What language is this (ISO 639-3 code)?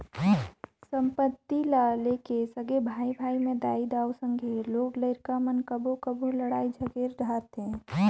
hne